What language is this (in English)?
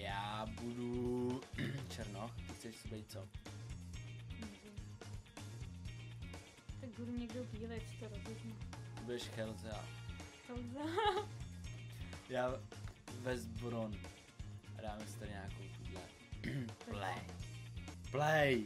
Czech